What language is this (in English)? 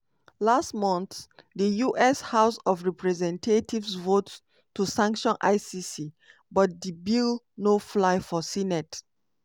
Nigerian Pidgin